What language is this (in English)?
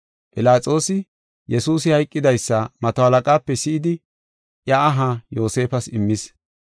Gofa